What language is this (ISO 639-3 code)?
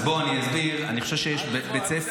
heb